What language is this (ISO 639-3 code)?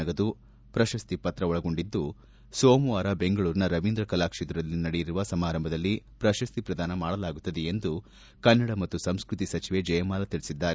kan